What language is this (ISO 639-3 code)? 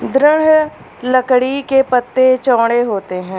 hin